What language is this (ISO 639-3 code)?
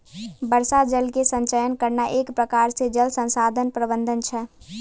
mai